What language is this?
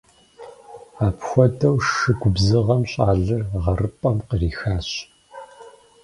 Kabardian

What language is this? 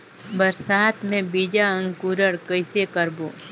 Chhattisgarhi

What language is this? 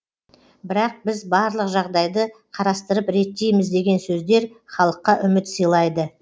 Kazakh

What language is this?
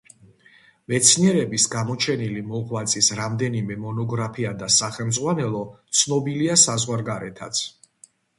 Georgian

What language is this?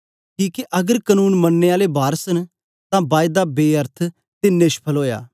Dogri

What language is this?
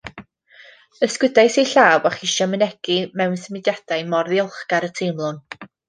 Welsh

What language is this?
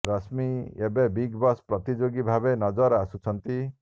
Odia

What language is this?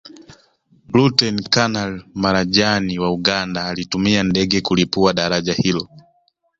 Swahili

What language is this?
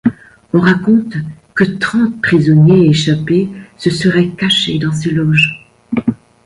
French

